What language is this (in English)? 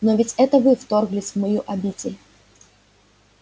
Russian